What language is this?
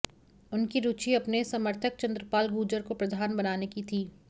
Hindi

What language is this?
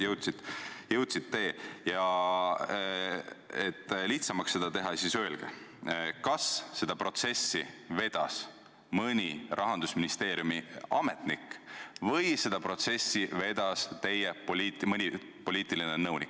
Estonian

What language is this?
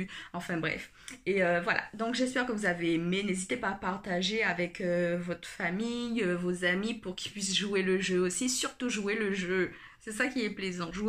French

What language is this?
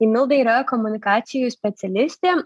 Lithuanian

